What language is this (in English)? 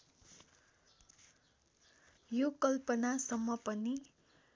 Nepali